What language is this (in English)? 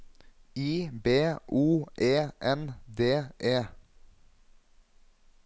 Norwegian